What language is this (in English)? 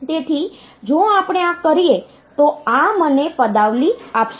Gujarati